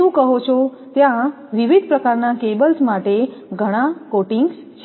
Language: Gujarati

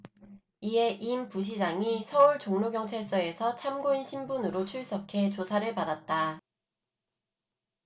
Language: Korean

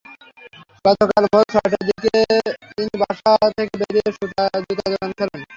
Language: Bangla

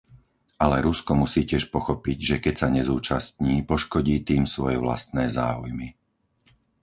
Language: Slovak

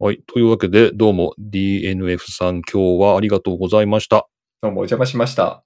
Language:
Japanese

